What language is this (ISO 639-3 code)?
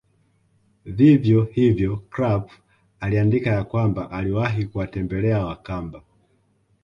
swa